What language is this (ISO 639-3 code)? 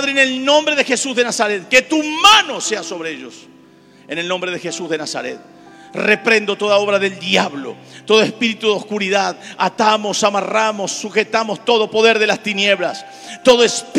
spa